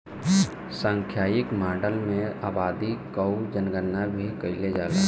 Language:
Bhojpuri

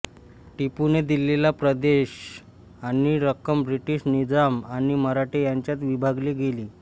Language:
Marathi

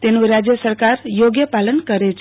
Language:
Gujarati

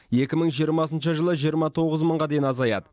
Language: Kazakh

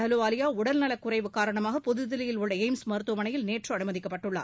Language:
Tamil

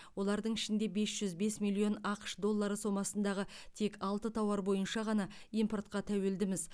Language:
Kazakh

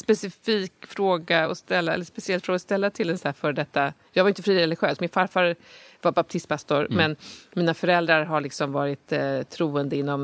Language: Swedish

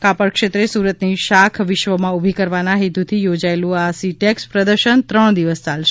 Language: Gujarati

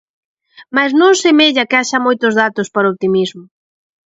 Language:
Galician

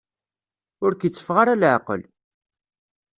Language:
Kabyle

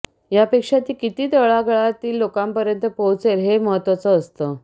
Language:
Marathi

